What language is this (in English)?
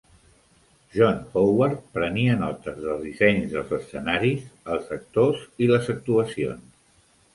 Catalan